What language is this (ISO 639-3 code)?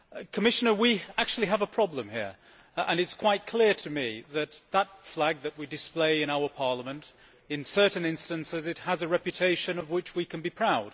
eng